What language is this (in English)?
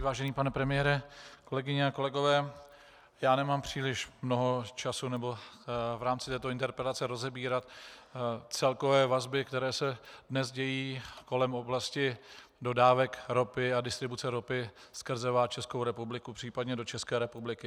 Czech